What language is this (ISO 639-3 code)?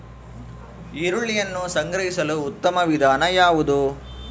kan